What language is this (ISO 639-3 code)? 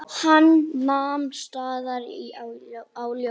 isl